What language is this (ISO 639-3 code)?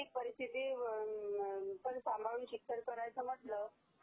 mar